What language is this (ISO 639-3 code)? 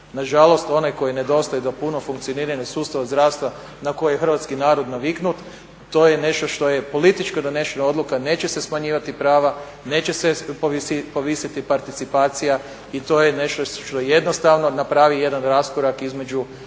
hrv